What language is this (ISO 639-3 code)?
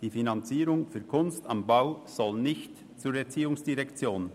gsw